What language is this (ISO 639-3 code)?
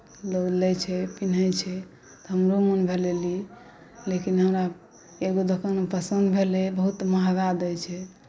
mai